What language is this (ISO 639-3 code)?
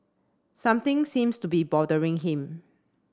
eng